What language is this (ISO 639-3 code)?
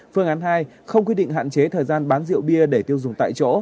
vie